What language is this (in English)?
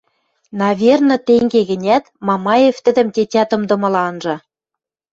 Western Mari